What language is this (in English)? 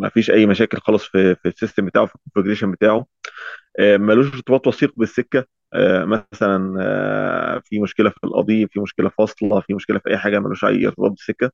Arabic